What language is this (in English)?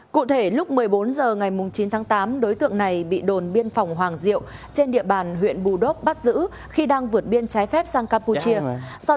Vietnamese